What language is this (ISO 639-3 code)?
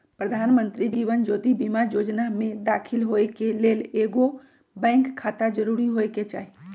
mag